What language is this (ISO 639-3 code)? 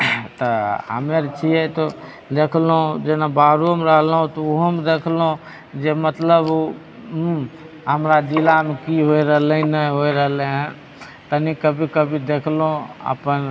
mai